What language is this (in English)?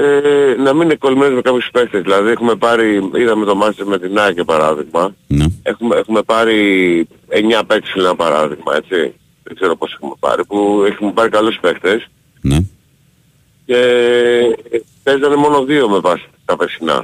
Greek